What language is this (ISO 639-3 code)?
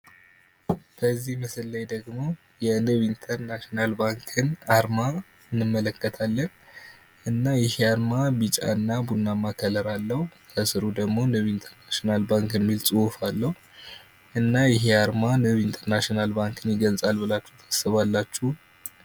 amh